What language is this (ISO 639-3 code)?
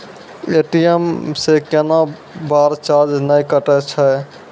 mai